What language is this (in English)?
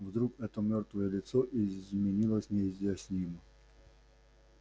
Russian